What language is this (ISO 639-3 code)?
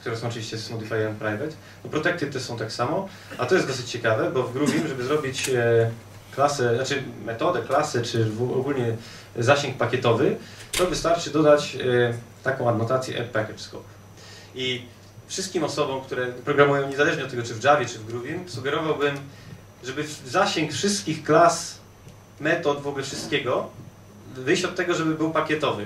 pol